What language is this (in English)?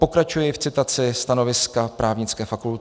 Czech